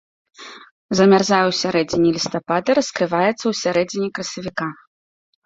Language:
Belarusian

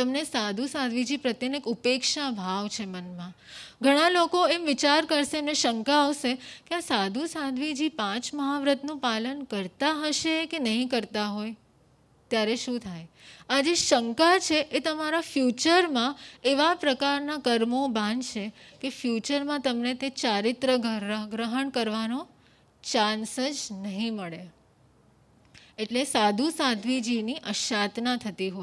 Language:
Hindi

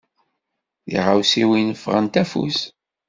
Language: Kabyle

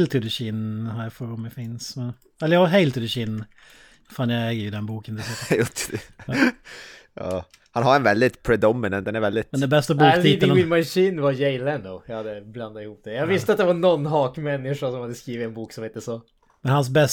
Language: Swedish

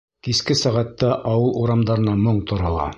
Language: Bashkir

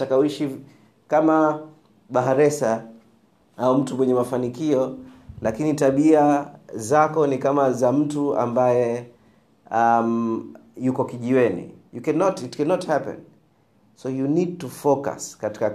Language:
Swahili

